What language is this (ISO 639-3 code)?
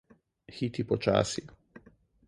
slv